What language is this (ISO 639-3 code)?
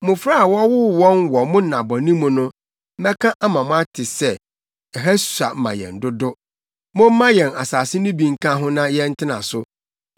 aka